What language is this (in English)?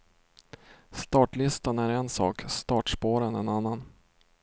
Swedish